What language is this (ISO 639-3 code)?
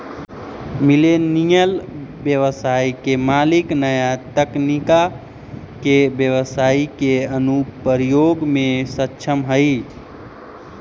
mag